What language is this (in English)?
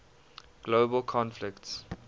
English